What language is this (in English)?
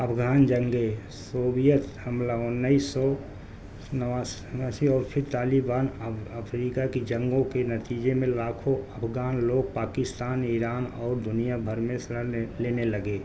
Urdu